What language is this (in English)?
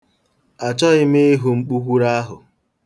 Igbo